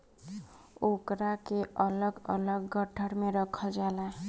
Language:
Bhojpuri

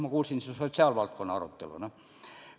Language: Estonian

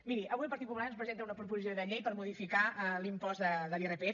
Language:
Catalan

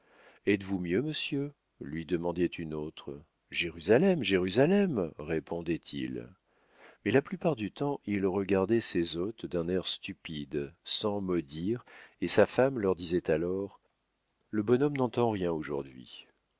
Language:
French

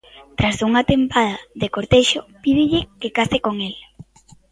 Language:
Galician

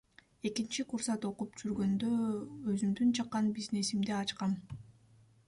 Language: Kyrgyz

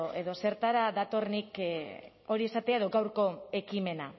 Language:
Basque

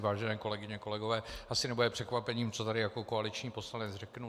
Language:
Czech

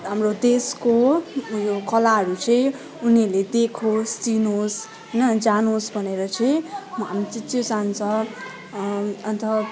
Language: Nepali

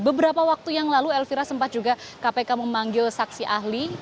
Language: Indonesian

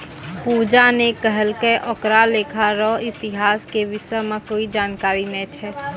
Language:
Maithili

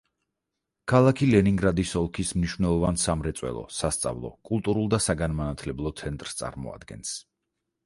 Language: Georgian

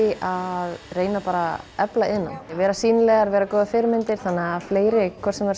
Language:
Icelandic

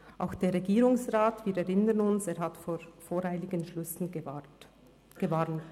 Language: Swiss German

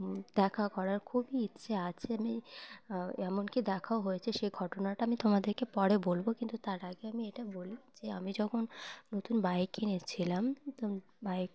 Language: Bangla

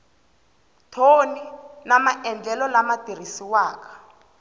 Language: Tsonga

